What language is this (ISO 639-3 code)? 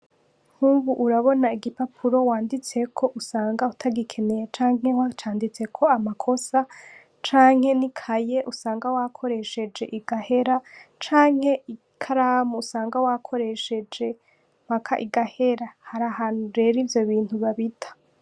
run